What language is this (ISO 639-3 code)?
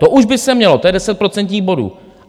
ces